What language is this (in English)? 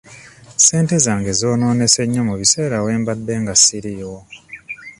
Ganda